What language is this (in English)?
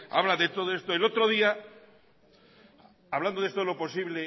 Spanish